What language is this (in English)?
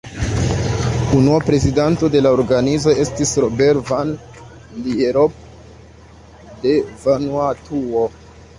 Esperanto